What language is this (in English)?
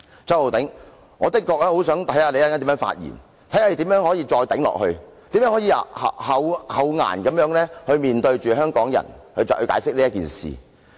Cantonese